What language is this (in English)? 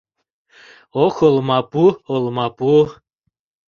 Mari